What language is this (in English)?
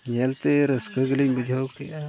Santali